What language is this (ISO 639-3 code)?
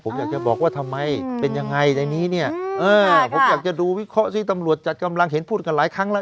tha